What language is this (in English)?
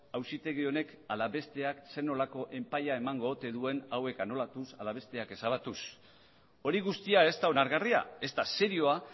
Basque